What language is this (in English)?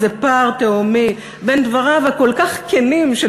Hebrew